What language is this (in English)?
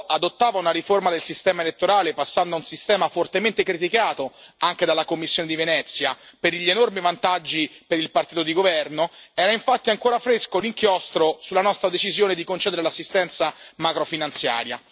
Italian